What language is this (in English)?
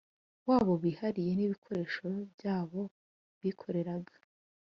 Kinyarwanda